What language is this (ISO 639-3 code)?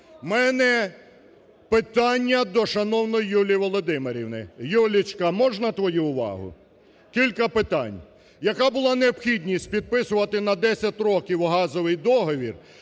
ukr